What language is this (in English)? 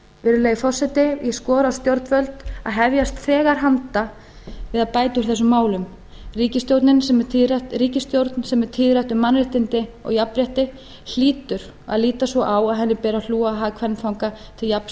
Icelandic